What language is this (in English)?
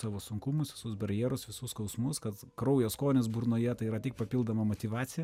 Lithuanian